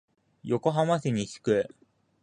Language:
Japanese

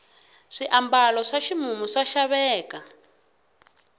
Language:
Tsonga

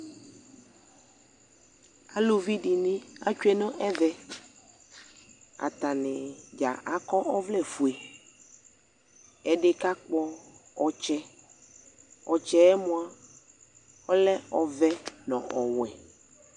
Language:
Ikposo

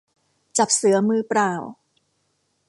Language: Thai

